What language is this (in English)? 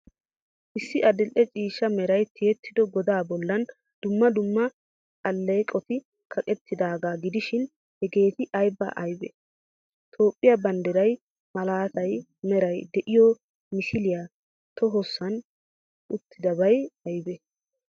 Wolaytta